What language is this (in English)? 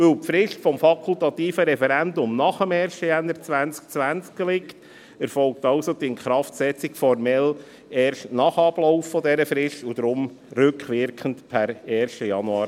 Swiss German